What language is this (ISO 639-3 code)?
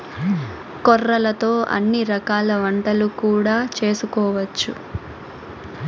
tel